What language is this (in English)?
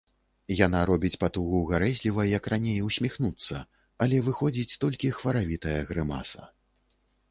Belarusian